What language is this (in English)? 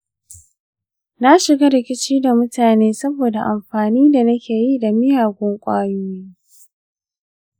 Hausa